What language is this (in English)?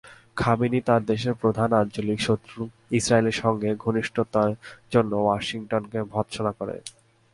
Bangla